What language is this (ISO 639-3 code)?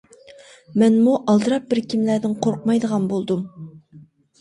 uig